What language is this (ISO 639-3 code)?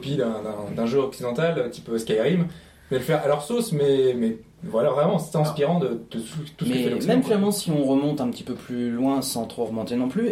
fra